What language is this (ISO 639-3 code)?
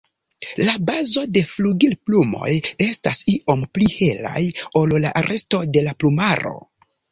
epo